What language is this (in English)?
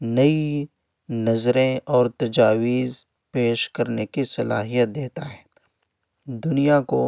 Urdu